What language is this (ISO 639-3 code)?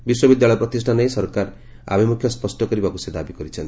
ori